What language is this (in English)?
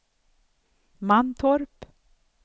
Swedish